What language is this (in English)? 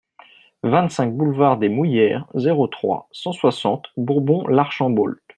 French